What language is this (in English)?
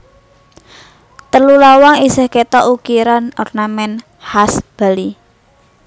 Javanese